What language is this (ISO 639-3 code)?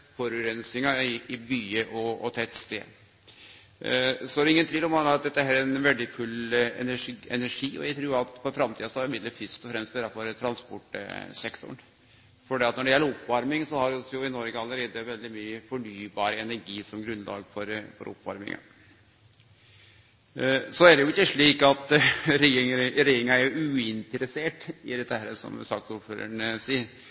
nno